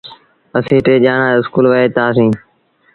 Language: Sindhi Bhil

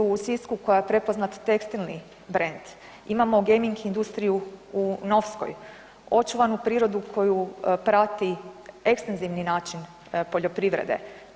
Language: Croatian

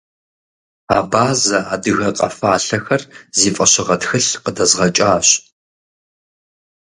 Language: Kabardian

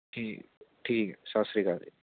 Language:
Punjabi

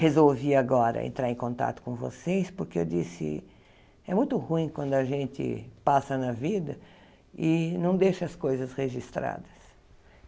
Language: Portuguese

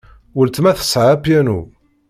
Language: Kabyle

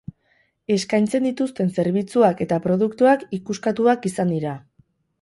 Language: Basque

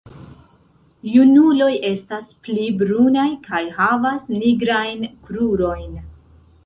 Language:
Esperanto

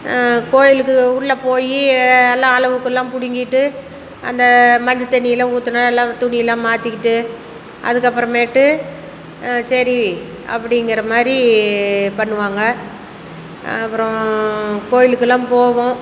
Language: Tamil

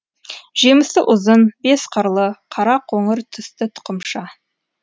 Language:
Kazakh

